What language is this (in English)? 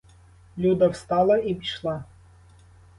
Ukrainian